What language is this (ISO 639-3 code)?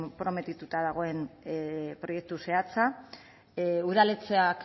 eus